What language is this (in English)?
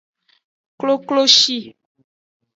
Aja (Benin)